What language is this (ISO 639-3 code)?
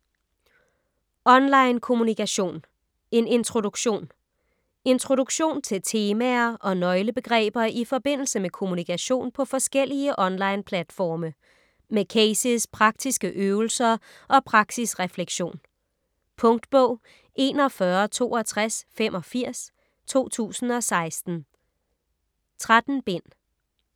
dan